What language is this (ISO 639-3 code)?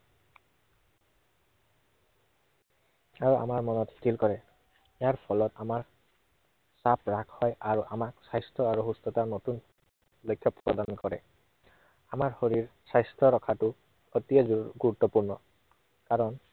asm